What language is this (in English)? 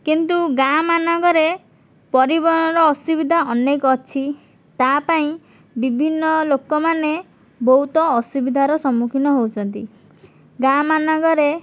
Odia